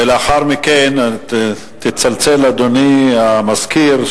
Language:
Hebrew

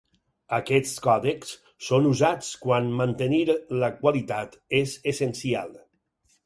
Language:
Catalan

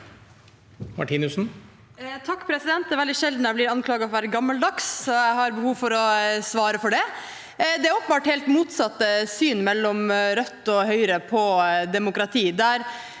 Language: Norwegian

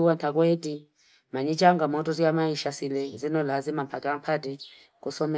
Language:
Fipa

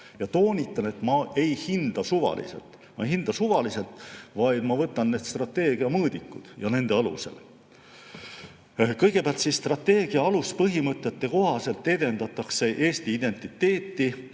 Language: Estonian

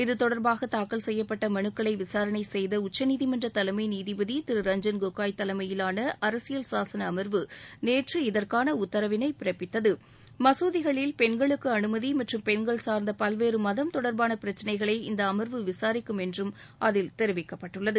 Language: Tamil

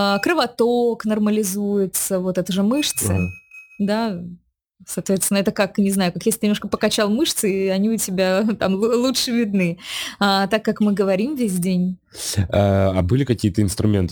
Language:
Russian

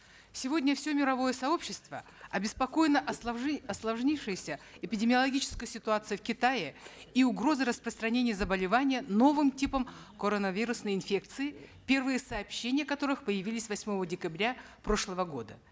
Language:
Kazakh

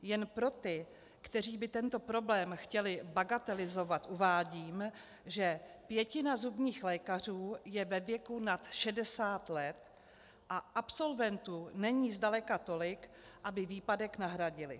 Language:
Czech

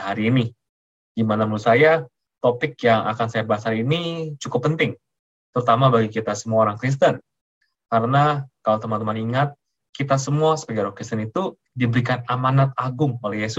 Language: Indonesian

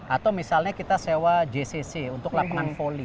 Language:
Indonesian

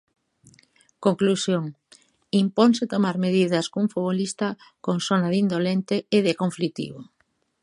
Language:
Galician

